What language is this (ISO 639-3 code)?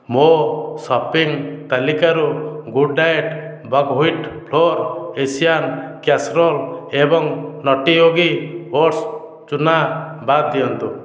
ori